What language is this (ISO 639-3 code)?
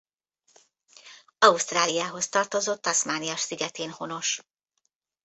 hun